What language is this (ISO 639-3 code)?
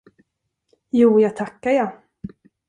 swe